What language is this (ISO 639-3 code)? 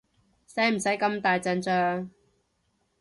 yue